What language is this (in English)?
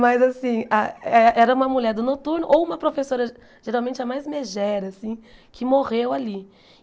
Portuguese